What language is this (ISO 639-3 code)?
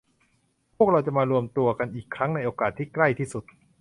tha